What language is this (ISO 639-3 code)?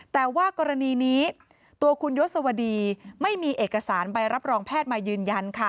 tha